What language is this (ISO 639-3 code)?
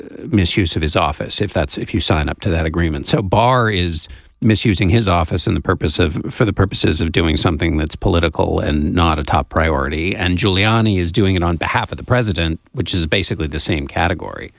eng